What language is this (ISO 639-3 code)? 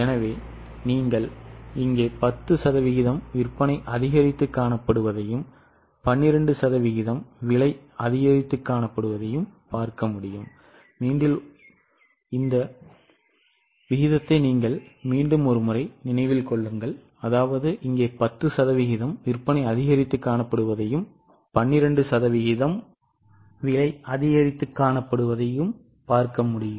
tam